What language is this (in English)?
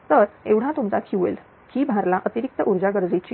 Marathi